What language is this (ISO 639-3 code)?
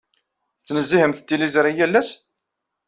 kab